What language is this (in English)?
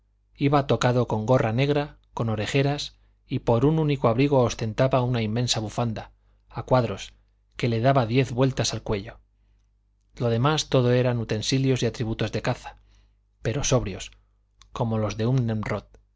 Spanish